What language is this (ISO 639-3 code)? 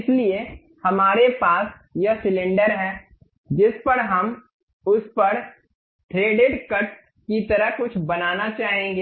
hin